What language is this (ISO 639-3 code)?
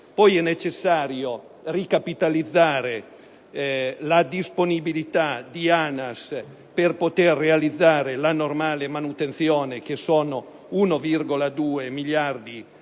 ita